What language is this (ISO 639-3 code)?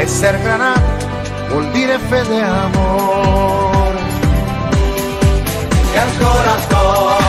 ita